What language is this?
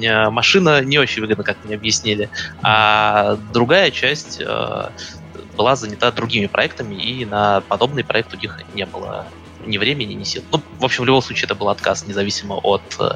Russian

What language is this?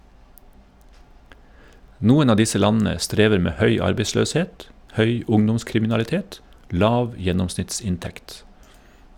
Norwegian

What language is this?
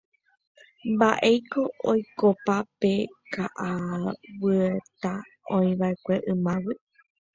Guarani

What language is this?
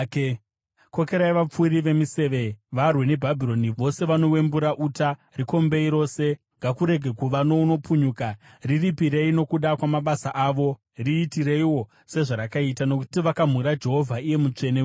Shona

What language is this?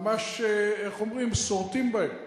Hebrew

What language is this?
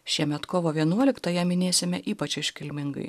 Lithuanian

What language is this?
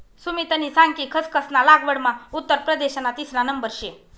Marathi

